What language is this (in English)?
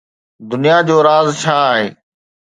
Sindhi